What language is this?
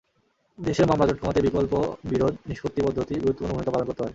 Bangla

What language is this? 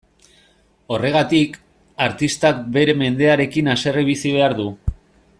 Basque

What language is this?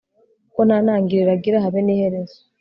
Kinyarwanda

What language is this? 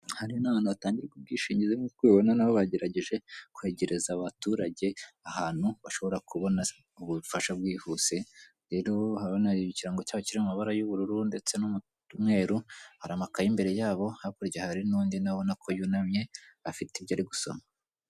Kinyarwanda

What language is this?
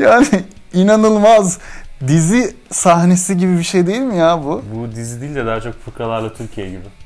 Turkish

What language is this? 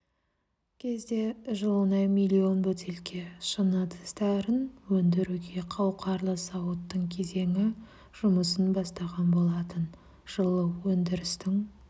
Kazakh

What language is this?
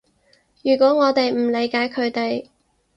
Cantonese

